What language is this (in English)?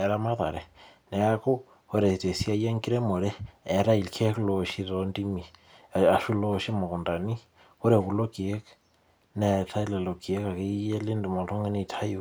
Masai